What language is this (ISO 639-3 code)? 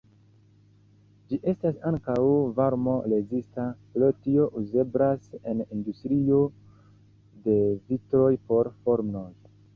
epo